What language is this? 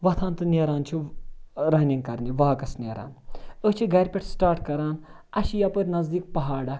Kashmiri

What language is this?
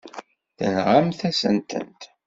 Kabyle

